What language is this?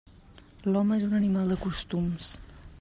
Catalan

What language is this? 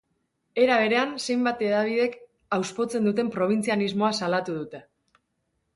Basque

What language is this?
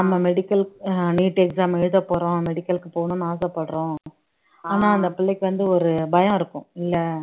Tamil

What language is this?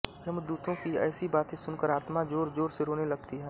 Hindi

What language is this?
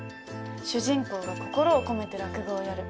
Japanese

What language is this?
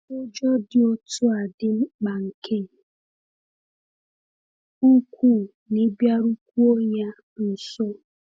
Igbo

